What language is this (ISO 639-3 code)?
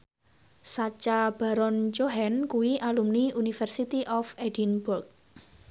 jav